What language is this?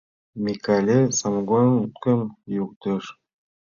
Mari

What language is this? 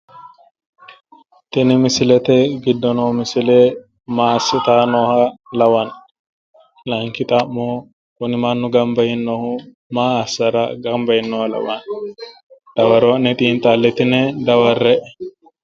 Sidamo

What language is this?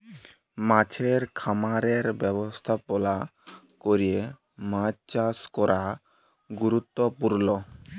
Bangla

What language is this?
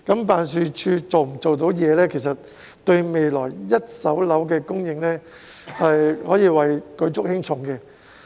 Cantonese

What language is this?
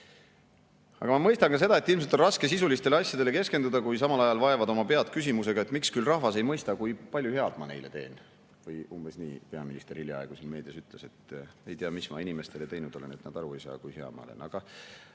Estonian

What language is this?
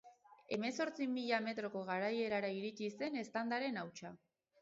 Basque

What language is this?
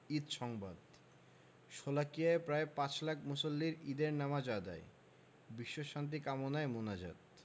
Bangla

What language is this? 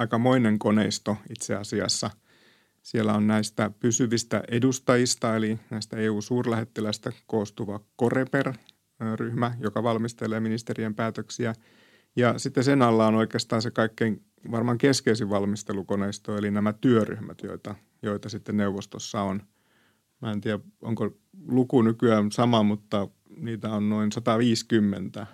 Finnish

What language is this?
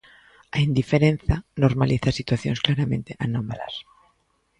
Galician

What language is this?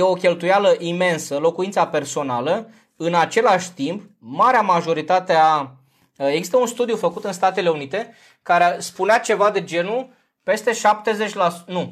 Romanian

